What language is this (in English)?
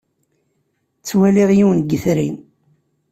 Kabyle